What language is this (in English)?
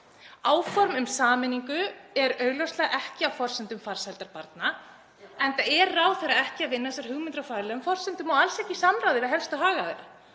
Icelandic